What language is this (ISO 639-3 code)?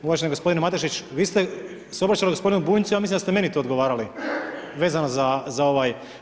hrv